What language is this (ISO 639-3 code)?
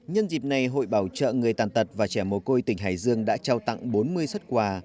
vie